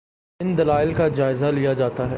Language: Urdu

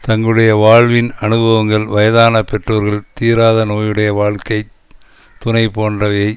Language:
Tamil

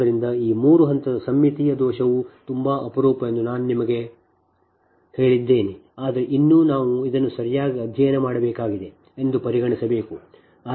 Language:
Kannada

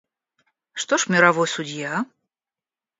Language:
Russian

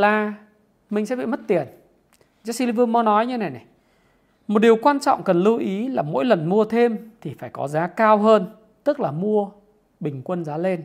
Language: Vietnamese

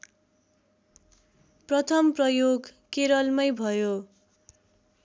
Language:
Nepali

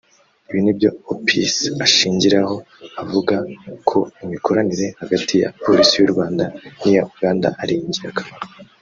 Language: Kinyarwanda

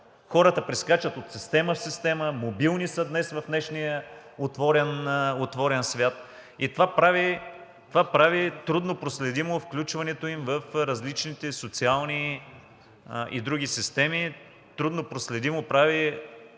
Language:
Bulgarian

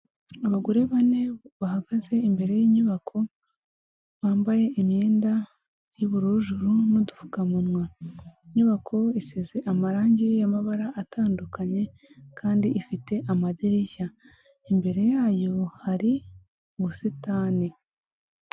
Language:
Kinyarwanda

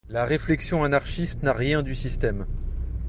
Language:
French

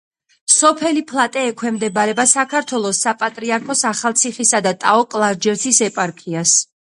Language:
Georgian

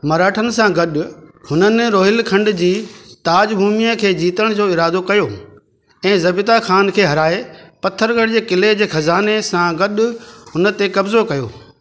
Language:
Sindhi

